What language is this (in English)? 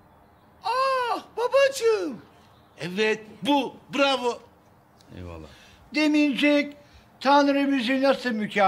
Turkish